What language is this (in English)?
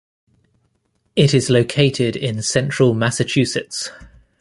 English